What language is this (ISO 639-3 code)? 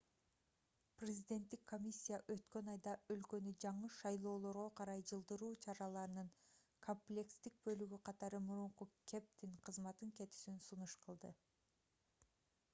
kir